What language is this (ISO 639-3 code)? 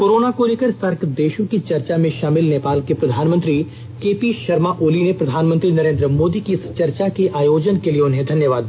hin